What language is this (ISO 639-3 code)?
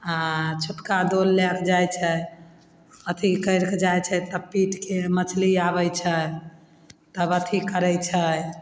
mai